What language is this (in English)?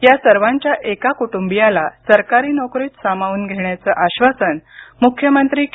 Marathi